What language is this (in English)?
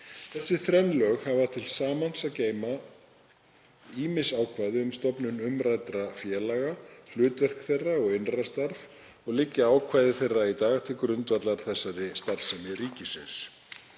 Icelandic